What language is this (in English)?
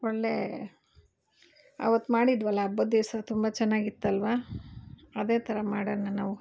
Kannada